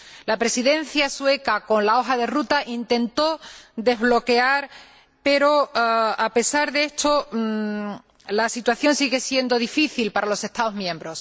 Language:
Spanish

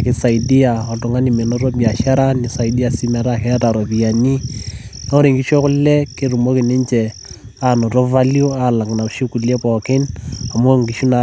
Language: Masai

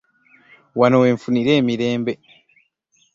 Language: Ganda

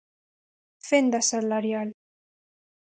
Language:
Galician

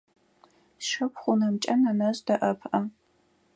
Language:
Adyghe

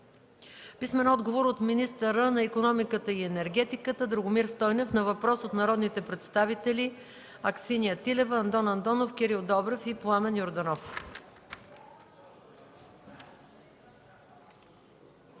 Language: Bulgarian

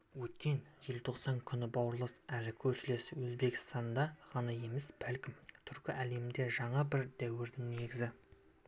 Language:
Kazakh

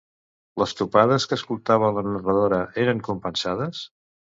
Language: Catalan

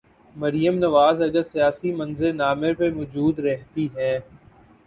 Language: Urdu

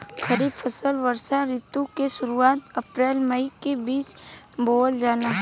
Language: Bhojpuri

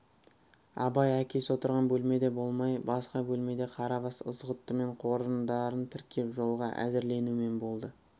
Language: Kazakh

